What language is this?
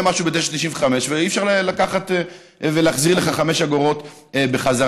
Hebrew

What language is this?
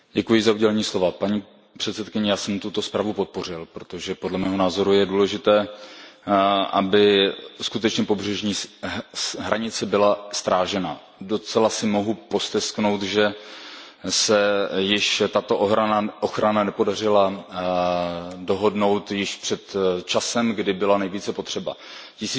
Czech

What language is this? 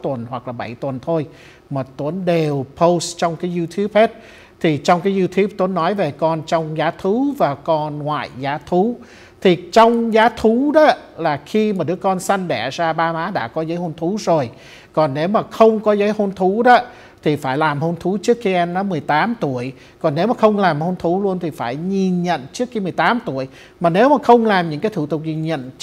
Vietnamese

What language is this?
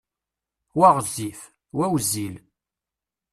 Kabyle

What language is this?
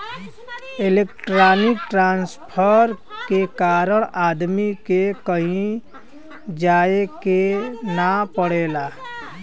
Bhojpuri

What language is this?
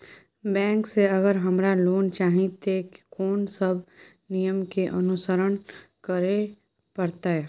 Maithili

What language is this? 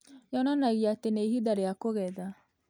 Kikuyu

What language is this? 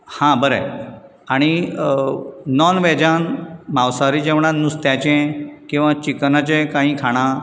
Konkani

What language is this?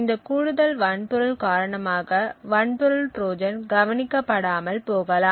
Tamil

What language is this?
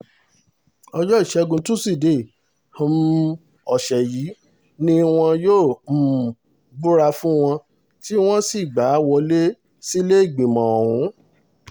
Yoruba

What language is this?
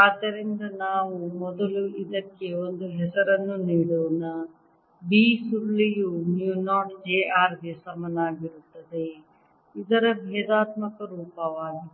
Kannada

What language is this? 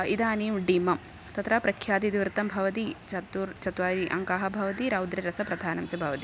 Sanskrit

